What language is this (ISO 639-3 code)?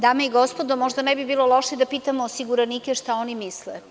srp